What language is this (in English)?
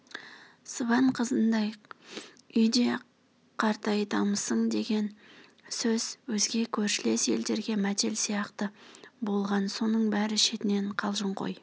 Kazakh